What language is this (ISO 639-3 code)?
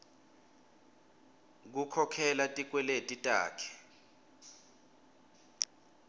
ssw